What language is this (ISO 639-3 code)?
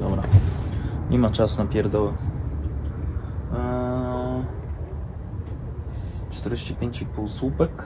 pol